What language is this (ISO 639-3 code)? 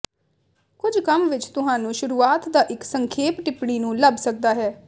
pan